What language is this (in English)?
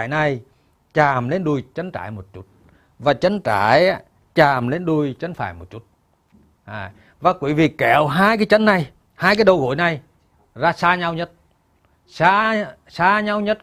Vietnamese